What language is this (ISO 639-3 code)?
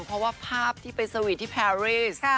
tha